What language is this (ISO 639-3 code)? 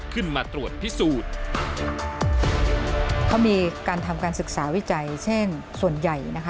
tha